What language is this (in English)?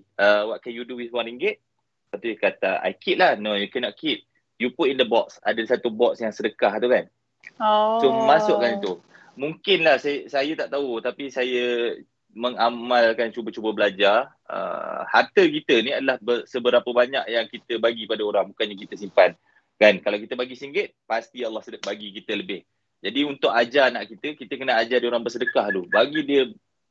Malay